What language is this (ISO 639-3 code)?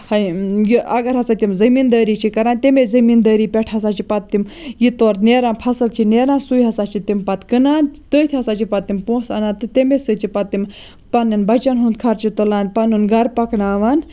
kas